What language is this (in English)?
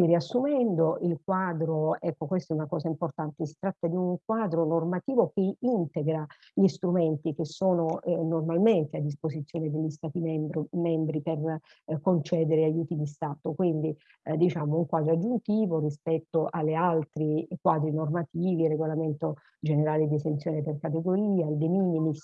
Italian